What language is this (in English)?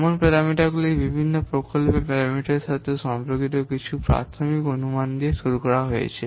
Bangla